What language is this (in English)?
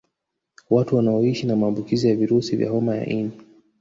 Swahili